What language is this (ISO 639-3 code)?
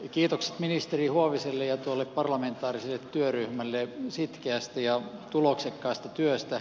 fin